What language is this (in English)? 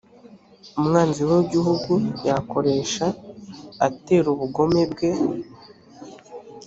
Kinyarwanda